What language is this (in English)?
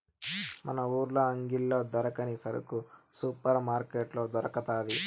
Telugu